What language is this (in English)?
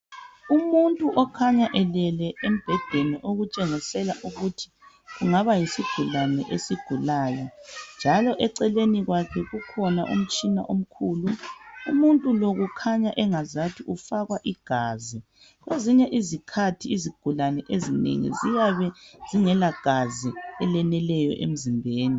North Ndebele